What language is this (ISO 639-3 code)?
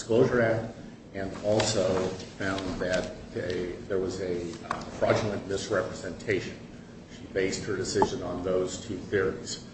eng